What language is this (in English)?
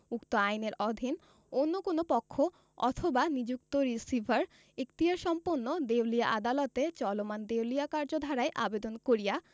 Bangla